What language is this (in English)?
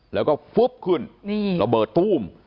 Thai